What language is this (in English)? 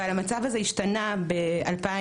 Hebrew